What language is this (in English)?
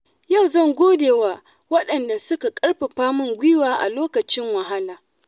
Hausa